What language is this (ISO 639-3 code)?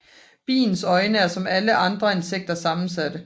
dan